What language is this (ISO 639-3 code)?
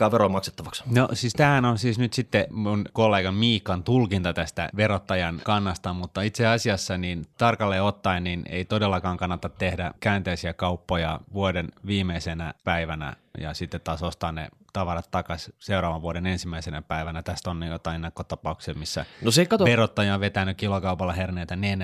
fin